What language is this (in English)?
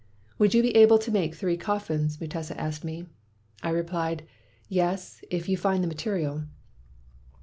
English